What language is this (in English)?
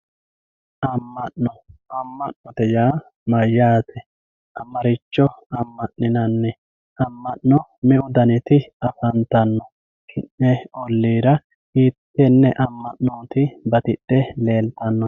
Sidamo